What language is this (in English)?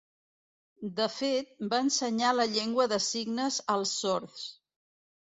Catalan